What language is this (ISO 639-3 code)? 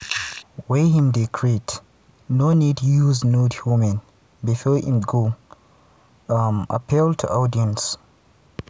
pcm